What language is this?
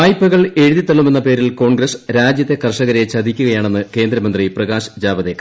Malayalam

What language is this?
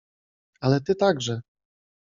Polish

